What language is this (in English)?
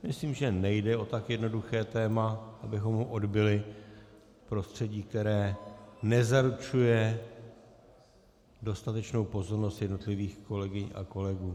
Czech